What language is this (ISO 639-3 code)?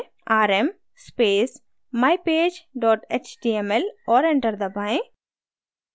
hin